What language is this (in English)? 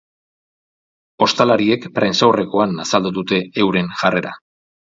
Basque